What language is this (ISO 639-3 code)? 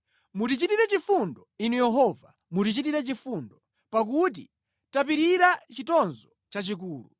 nya